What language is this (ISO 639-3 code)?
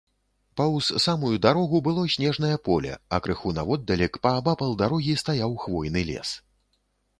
bel